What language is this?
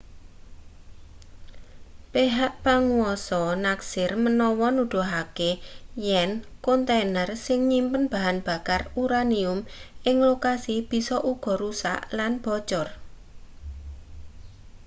Javanese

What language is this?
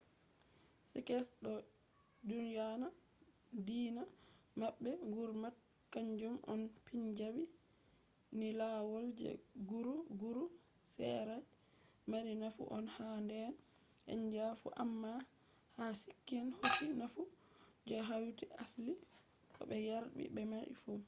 Fula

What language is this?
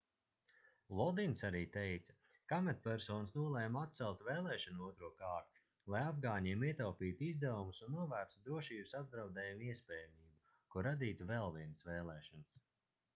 Latvian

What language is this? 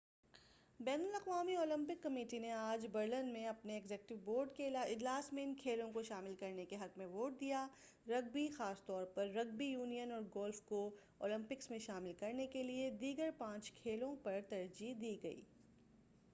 Urdu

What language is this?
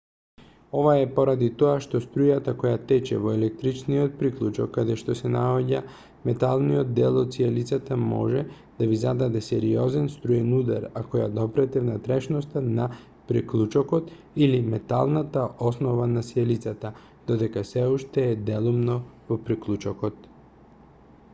Macedonian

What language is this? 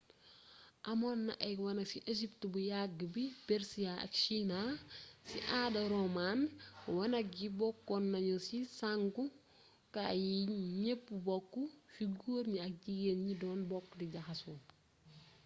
Wolof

